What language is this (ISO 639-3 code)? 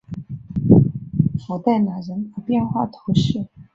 zho